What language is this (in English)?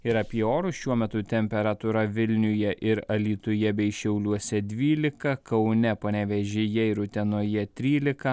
Lithuanian